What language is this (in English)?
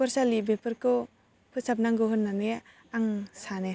Bodo